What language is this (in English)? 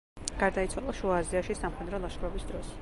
Georgian